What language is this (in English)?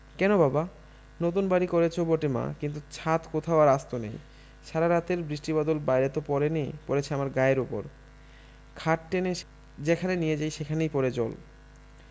Bangla